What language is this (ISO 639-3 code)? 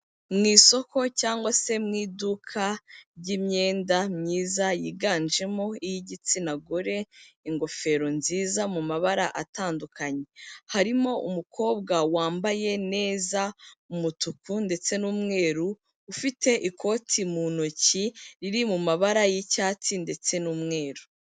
kin